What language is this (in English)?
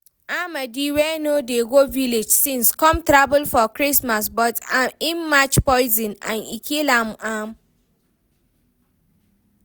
Nigerian Pidgin